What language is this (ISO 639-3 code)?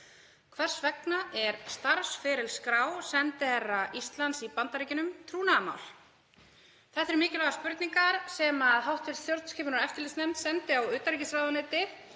isl